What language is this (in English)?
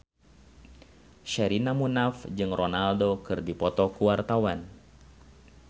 Sundanese